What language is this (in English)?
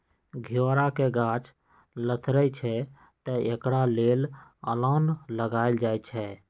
Magahi